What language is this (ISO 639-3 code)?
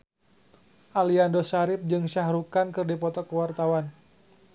sun